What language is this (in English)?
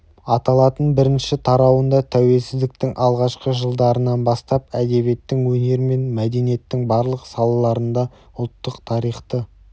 Kazakh